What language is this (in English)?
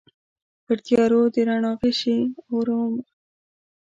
Pashto